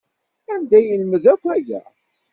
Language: Kabyle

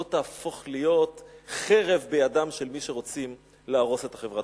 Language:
Hebrew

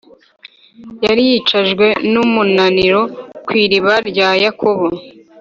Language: Kinyarwanda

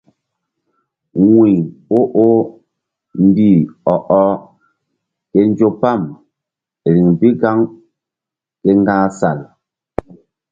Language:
Mbum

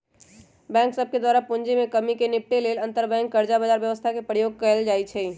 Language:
Magahi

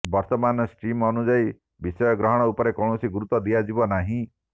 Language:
Odia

